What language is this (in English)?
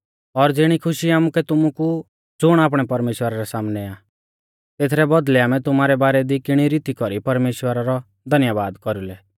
Mahasu Pahari